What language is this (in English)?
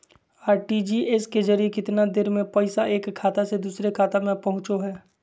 Magahi